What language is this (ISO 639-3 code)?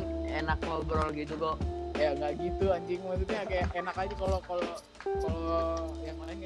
ind